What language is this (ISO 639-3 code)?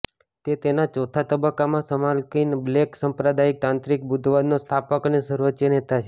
guj